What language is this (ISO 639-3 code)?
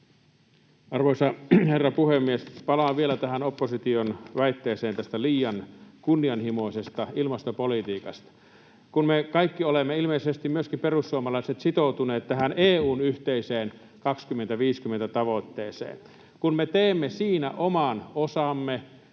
fin